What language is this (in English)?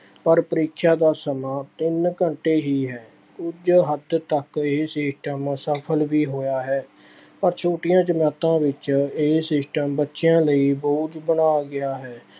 Punjabi